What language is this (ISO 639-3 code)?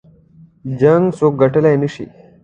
pus